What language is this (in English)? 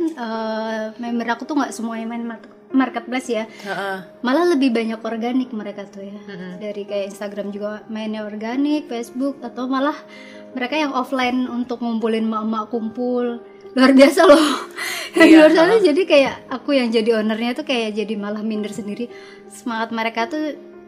Indonesian